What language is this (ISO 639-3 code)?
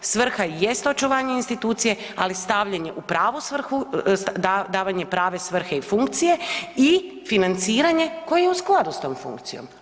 hrv